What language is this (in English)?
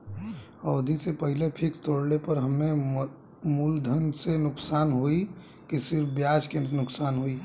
Bhojpuri